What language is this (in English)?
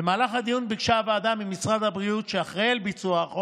Hebrew